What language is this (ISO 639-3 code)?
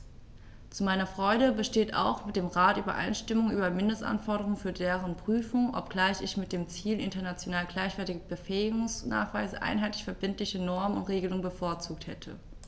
deu